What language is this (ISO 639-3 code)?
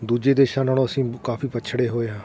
pan